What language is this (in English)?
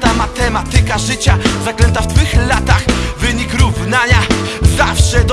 Polish